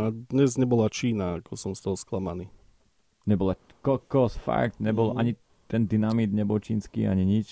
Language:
Slovak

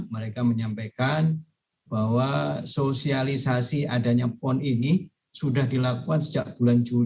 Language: Indonesian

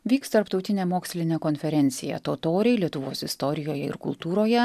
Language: Lithuanian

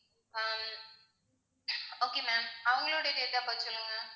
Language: Tamil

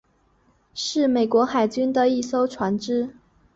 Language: Chinese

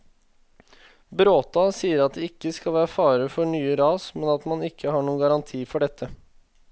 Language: Norwegian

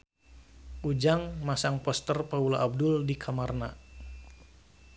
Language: Sundanese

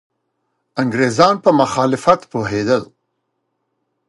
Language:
Pashto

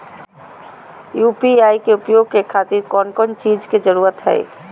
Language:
Magahi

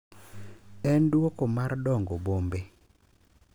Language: Luo (Kenya and Tanzania)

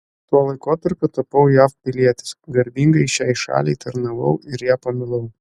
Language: Lithuanian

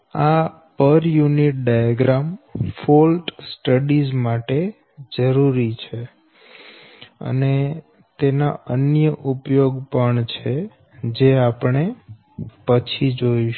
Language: Gujarati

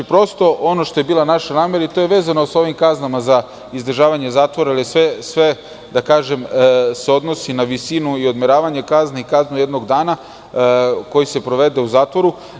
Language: Serbian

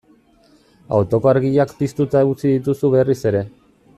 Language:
Basque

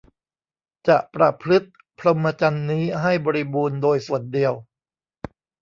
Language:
Thai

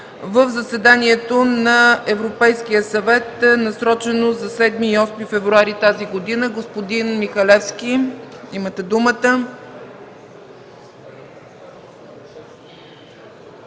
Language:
Bulgarian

